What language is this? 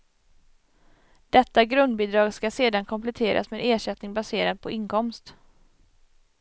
Swedish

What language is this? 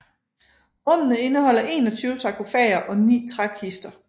Danish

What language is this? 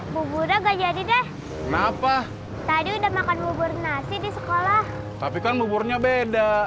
Indonesian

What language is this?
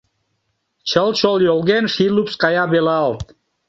Mari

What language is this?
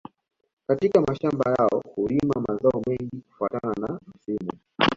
Swahili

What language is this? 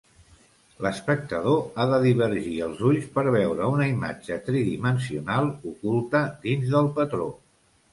Catalan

